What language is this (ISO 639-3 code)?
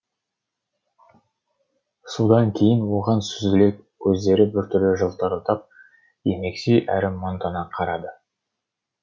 kaz